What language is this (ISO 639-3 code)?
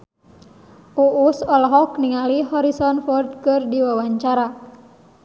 sun